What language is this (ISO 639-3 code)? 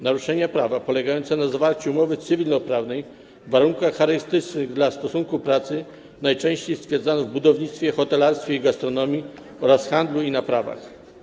pol